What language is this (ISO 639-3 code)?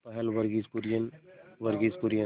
hin